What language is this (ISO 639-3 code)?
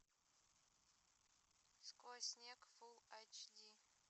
rus